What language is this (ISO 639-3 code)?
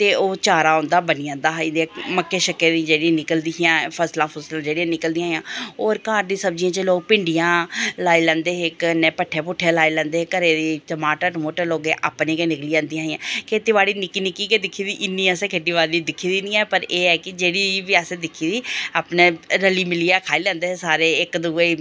doi